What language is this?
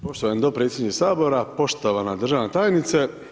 Croatian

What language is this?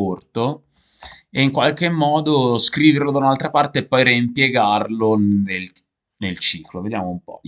Italian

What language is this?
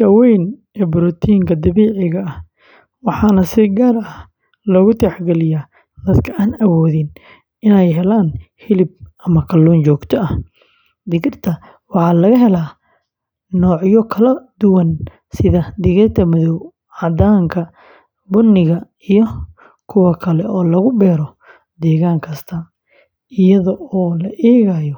Somali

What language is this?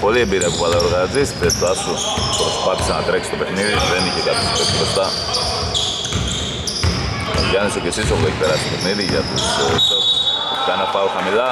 Greek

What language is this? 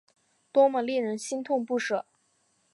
Chinese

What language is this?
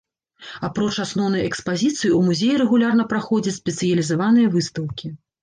Belarusian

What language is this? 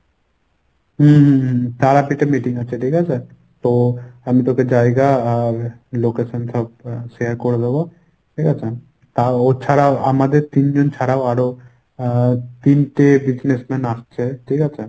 Bangla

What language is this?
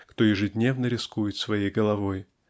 Russian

